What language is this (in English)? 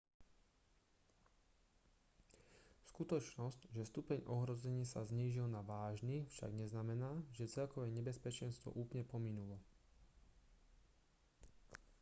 Slovak